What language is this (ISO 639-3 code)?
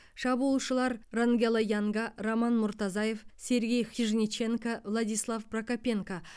kaz